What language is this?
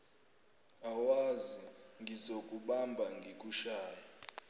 Zulu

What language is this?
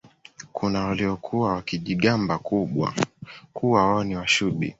Swahili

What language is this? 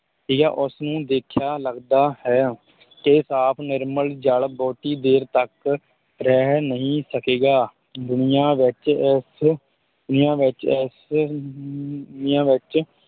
Punjabi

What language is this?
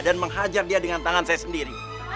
Indonesian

